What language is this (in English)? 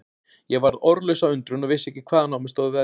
Icelandic